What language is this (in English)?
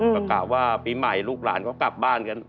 Thai